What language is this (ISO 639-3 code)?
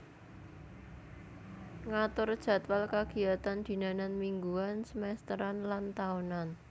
jav